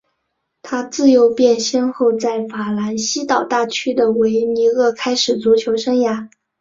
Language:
Chinese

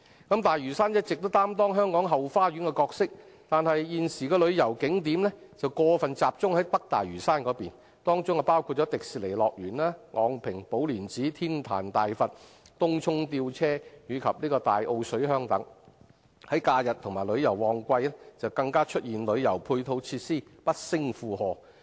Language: Cantonese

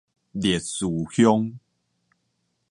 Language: Min Nan Chinese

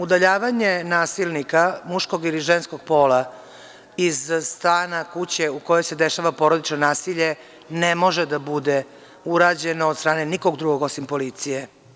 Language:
Serbian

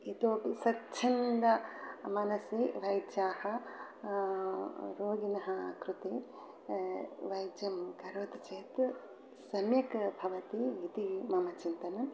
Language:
Sanskrit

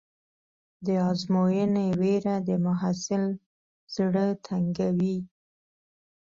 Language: Pashto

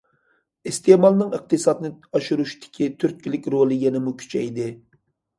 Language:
Uyghur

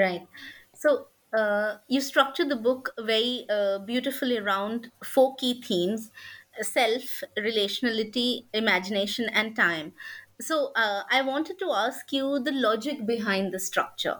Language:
English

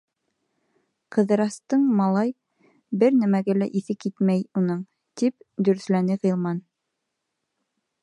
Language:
Bashkir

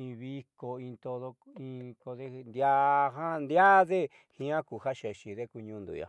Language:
Southeastern Nochixtlán Mixtec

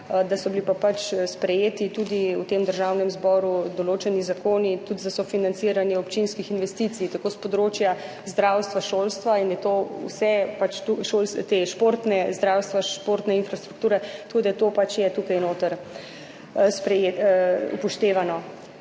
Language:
Slovenian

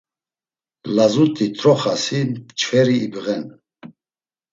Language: Laz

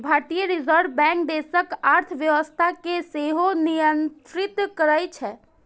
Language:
Maithili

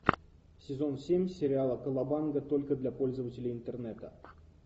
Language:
Russian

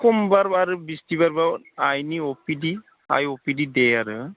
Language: Bodo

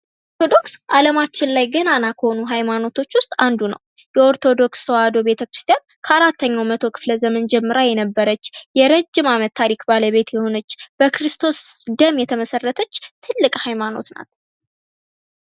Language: Amharic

